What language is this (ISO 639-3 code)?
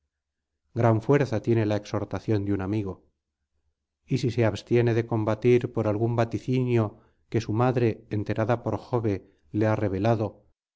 spa